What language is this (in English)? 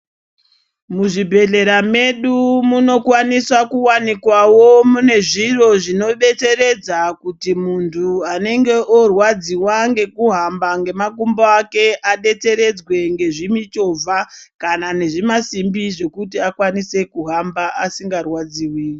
Ndau